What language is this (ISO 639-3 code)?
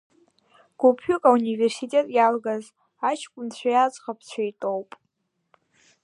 abk